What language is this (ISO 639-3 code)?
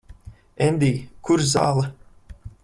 lav